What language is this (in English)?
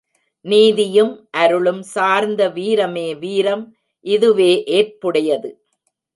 Tamil